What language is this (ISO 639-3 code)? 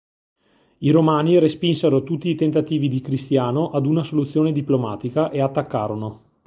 ita